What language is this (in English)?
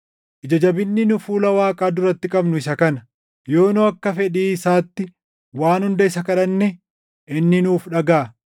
Oromo